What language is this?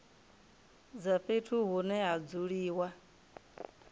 Venda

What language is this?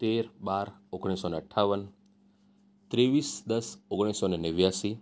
Gujarati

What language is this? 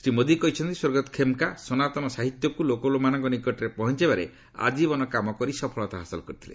Odia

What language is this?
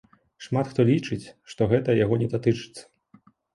Belarusian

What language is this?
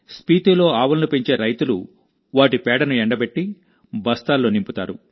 Telugu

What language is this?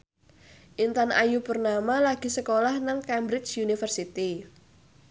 Javanese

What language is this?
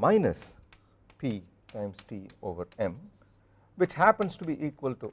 English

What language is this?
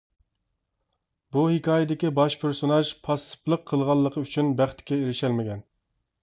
Uyghur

